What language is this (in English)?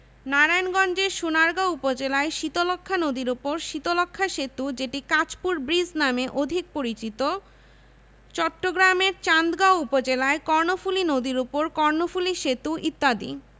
Bangla